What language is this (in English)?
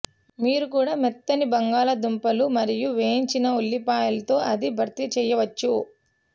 Telugu